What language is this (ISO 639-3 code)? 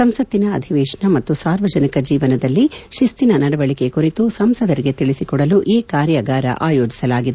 kan